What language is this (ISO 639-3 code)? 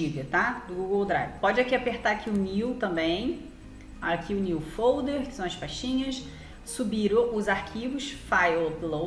por